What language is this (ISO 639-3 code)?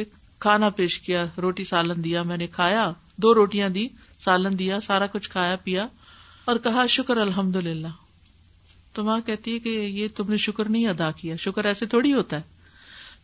urd